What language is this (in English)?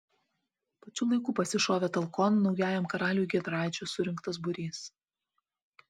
Lithuanian